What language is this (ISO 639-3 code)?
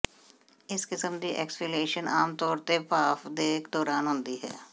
pan